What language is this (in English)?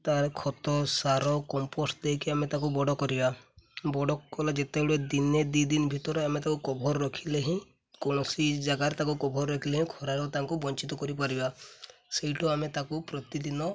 Odia